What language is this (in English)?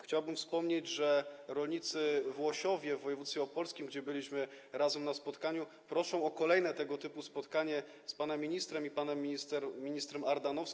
Polish